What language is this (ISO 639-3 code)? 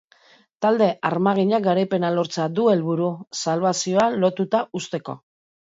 eus